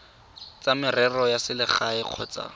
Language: Tswana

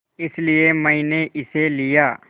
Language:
Hindi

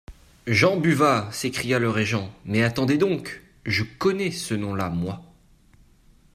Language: French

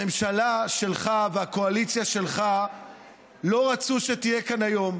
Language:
Hebrew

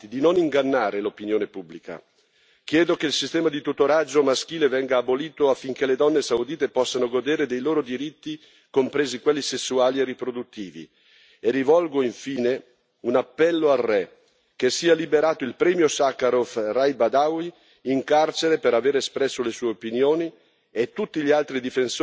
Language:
Italian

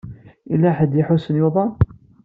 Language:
Kabyle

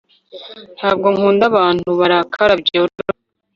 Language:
Kinyarwanda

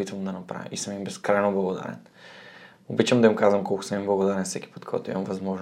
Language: Bulgarian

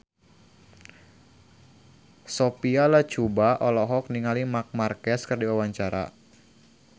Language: Sundanese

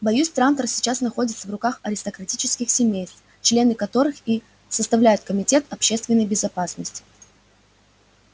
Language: Russian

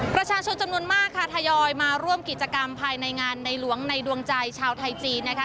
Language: Thai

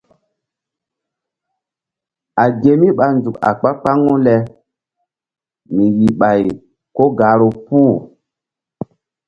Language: Mbum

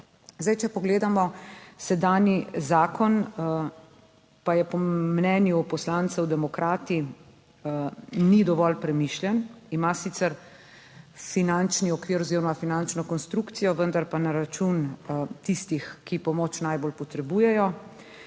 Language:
Slovenian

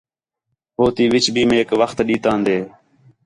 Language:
Khetrani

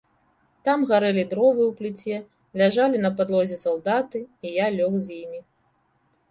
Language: Belarusian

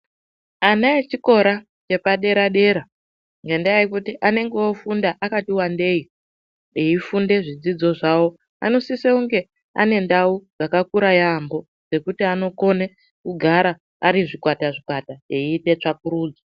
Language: Ndau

